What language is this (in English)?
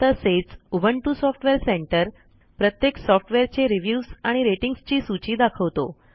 Marathi